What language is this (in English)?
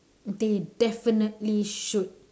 English